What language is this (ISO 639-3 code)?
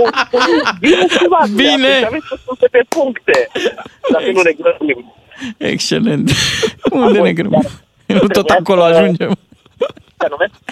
ron